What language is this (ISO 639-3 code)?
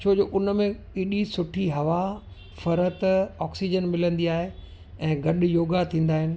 snd